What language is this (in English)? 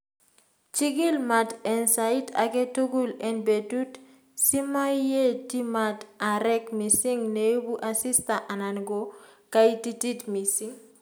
Kalenjin